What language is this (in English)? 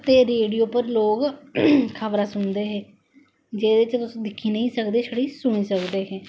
Dogri